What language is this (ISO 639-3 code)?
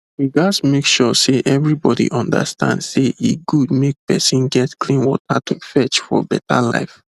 pcm